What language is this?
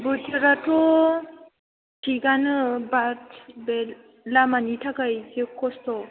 Bodo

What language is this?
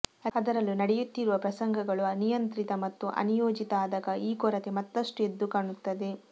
Kannada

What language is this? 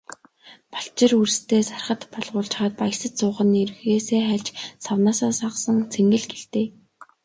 Mongolian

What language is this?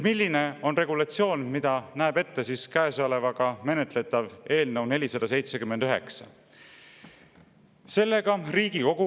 Estonian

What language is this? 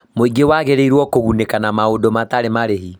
Kikuyu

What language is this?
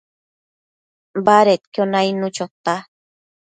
Matsés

